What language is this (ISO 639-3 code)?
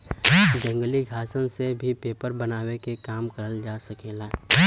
bho